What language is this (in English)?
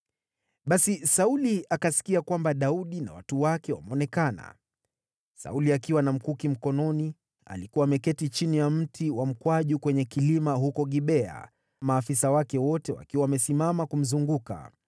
Swahili